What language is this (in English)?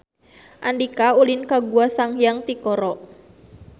Sundanese